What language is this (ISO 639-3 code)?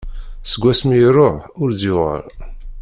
kab